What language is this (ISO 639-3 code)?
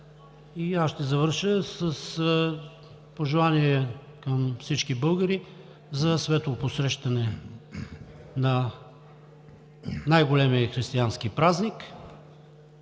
bul